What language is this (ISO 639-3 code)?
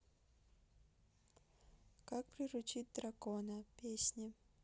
rus